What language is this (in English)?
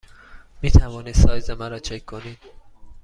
Persian